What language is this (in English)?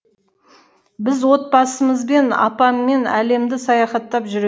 Kazakh